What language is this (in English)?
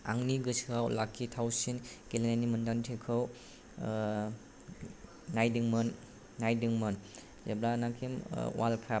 Bodo